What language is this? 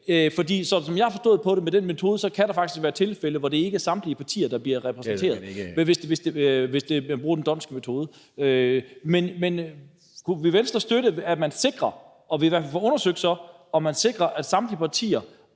Danish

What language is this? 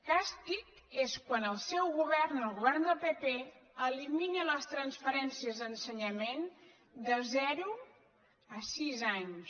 Catalan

